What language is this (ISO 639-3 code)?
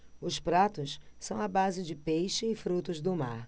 por